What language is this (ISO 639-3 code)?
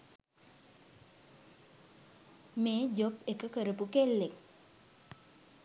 sin